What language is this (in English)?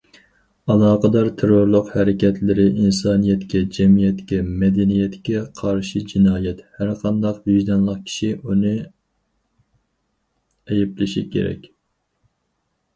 Uyghur